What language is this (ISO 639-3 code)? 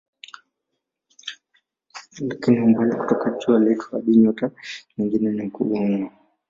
swa